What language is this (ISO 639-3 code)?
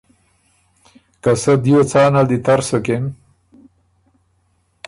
oru